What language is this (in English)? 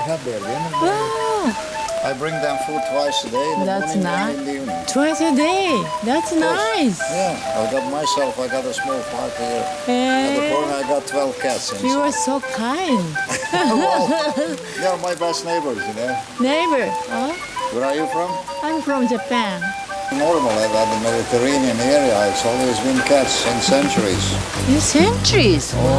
English